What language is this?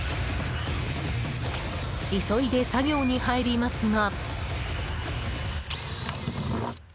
Japanese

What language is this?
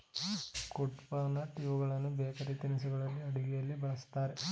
Kannada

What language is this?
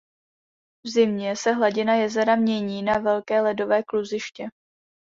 Czech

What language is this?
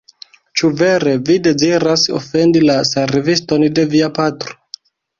Esperanto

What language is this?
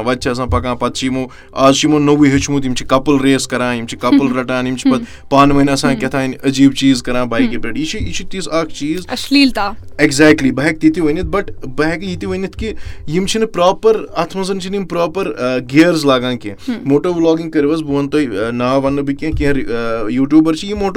Urdu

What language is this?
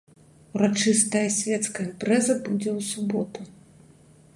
Belarusian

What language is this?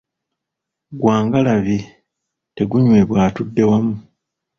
Ganda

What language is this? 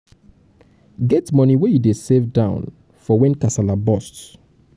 Nigerian Pidgin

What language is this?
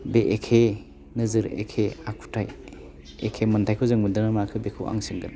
Bodo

